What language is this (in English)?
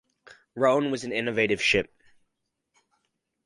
English